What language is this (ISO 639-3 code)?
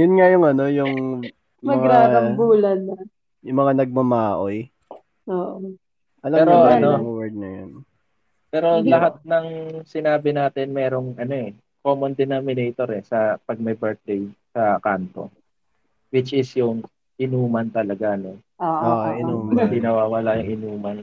fil